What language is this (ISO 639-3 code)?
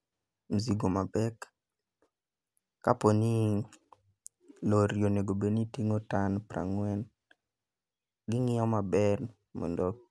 luo